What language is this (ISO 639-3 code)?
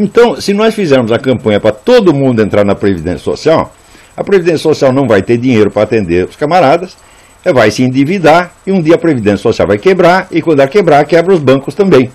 por